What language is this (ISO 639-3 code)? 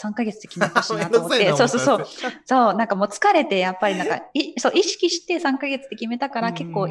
jpn